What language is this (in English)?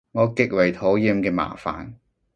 Cantonese